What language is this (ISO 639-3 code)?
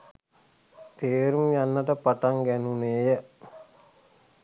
sin